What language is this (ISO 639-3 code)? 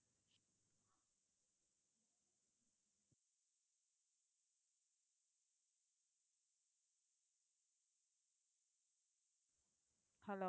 tam